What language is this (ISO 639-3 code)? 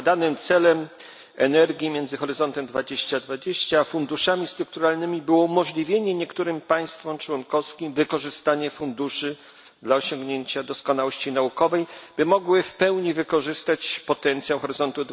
pol